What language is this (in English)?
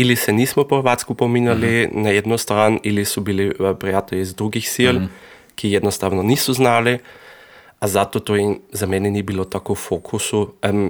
Croatian